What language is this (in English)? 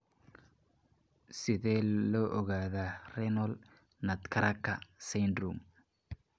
Somali